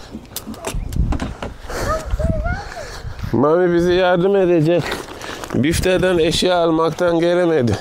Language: Turkish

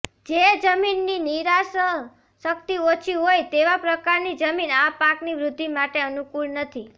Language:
Gujarati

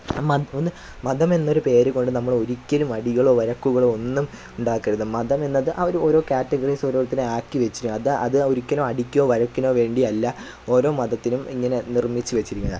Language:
Malayalam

